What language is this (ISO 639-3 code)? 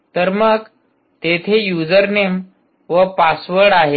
mar